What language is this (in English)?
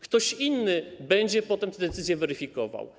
Polish